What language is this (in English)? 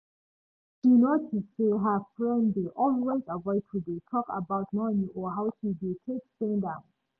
Nigerian Pidgin